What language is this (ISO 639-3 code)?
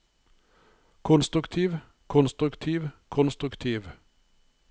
nor